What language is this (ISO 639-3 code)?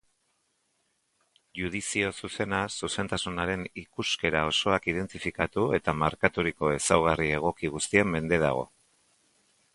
eus